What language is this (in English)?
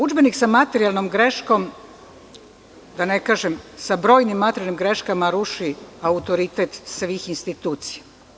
Serbian